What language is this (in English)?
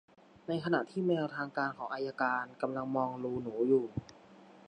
Thai